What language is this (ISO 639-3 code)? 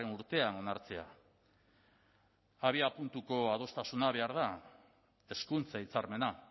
eus